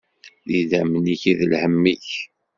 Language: Kabyle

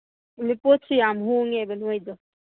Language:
Manipuri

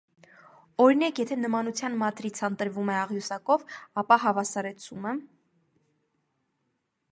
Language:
Armenian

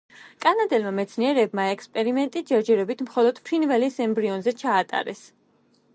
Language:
Georgian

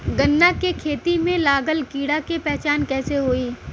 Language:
Bhojpuri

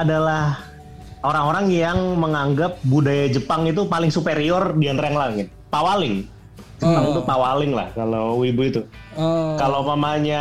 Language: Indonesian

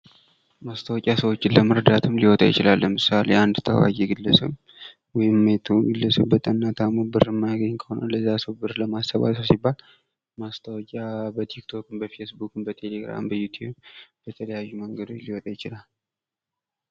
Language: Amharic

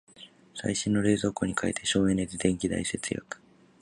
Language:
Japanese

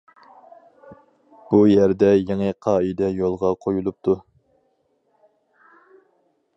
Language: Uyghur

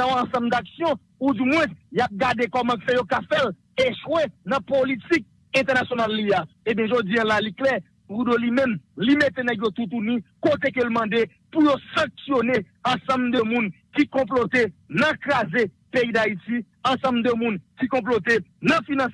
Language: French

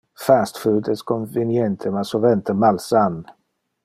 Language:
Interlingua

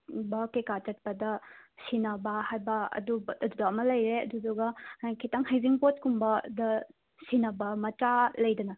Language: Manipuri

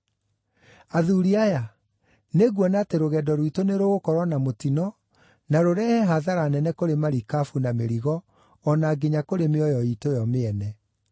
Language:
Kikuyu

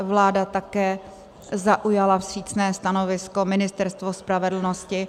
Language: Czech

